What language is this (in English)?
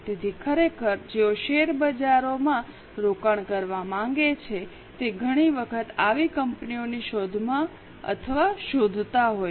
Gujarati